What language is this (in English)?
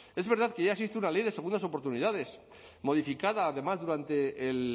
Spanish